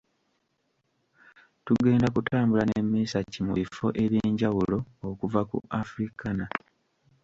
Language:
Ganda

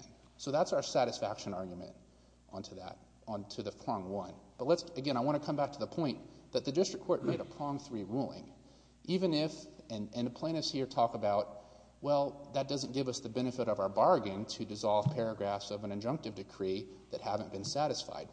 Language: English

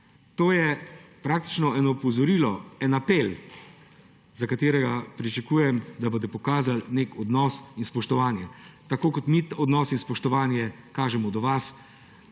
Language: Slovenian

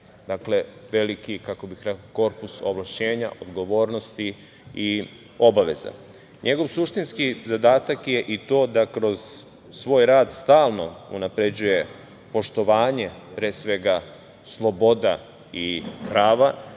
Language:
Serbian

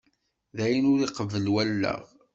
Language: Kabyle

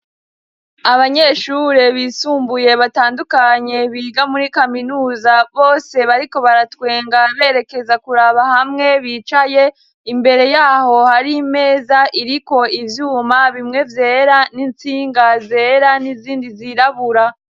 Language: Rundi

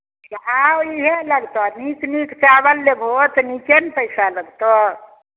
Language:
Maithili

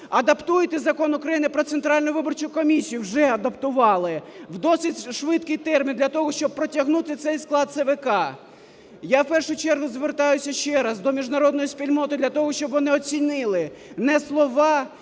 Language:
Ukrainian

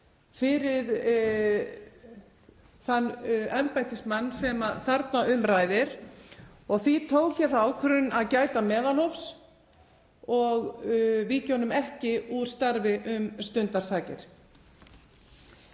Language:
Icelandic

